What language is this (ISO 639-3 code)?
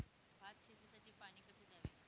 mar